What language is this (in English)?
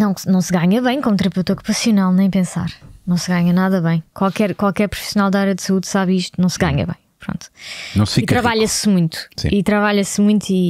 Portuguese